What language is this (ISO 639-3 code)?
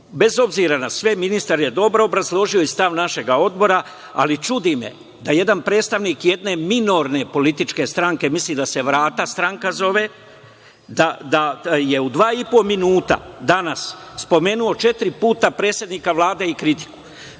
srp